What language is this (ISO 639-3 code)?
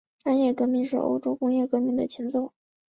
zho